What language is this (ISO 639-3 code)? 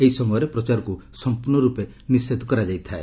ori